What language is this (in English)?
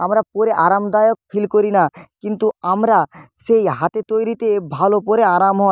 Bangla